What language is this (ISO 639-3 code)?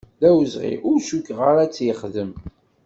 kab